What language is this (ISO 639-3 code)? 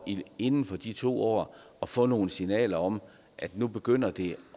dan